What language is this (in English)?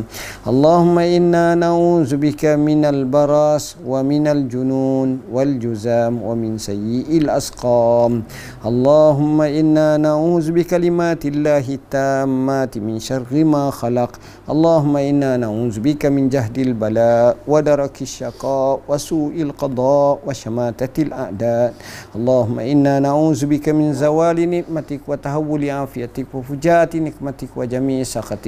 Malay